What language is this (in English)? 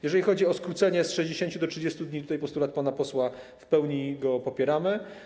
Polish